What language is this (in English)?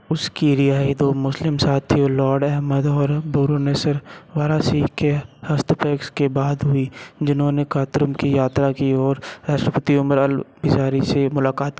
Hindi